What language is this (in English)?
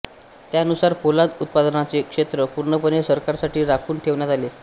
Marathi